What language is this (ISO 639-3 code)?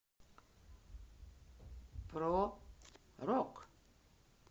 rus